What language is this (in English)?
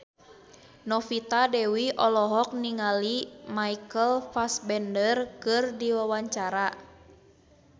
Sundanese